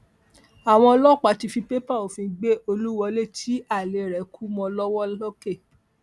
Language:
Yoruba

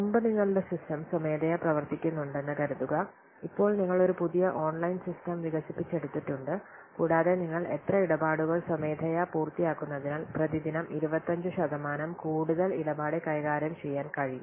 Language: Malayalam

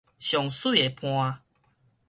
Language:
Min Nan Chinese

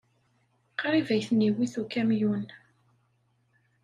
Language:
Kabyle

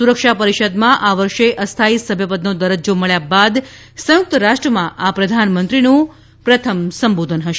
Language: Gujarati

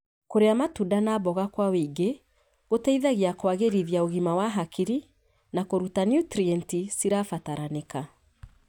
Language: Kikuyu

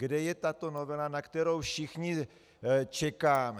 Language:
Czech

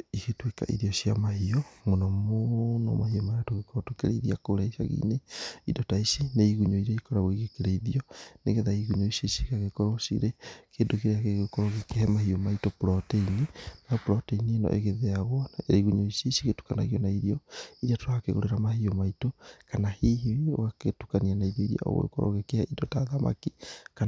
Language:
Kikuyu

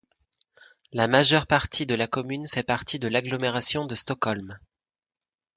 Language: French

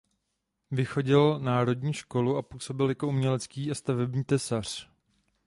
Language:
Czech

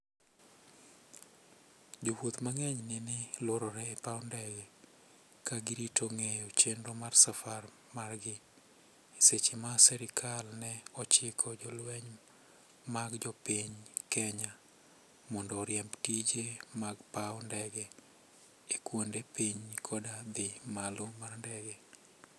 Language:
Luo (Kenya and Tanzania)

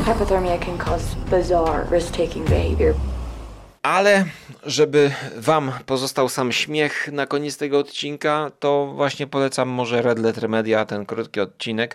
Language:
Polish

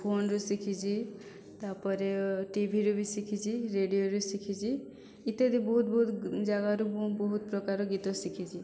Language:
Odia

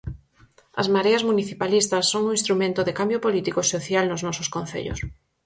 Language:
Galician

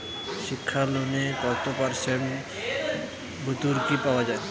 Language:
Bangla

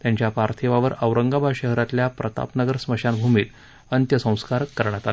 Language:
Marathi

